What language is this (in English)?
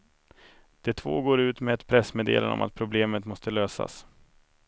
Swedish